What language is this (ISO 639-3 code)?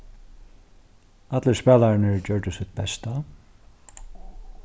fao